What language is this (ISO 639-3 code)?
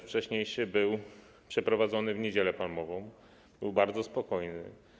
pol